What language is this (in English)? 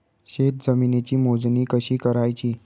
Marathi